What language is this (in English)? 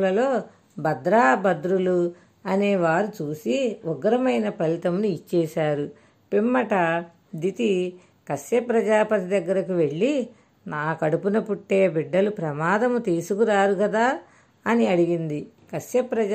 Telugu